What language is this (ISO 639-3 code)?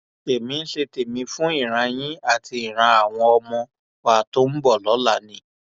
yor